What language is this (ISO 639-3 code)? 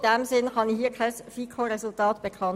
gsw